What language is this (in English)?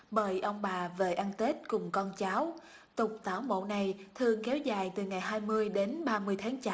Vietnamese